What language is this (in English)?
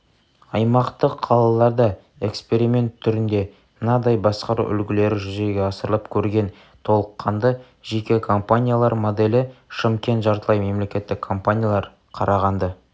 Kazakh